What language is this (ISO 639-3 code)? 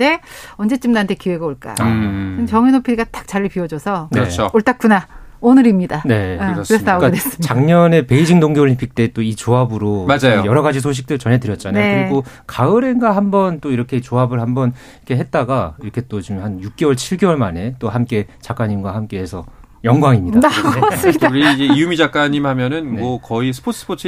kor